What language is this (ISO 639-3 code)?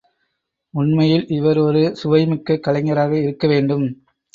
tam